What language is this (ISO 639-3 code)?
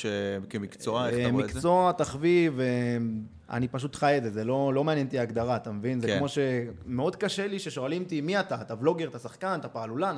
heb